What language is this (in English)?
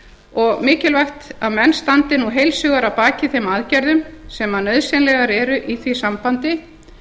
Icelandic